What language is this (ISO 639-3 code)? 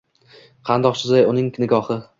uzb